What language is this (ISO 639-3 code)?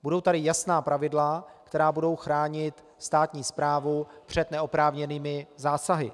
ces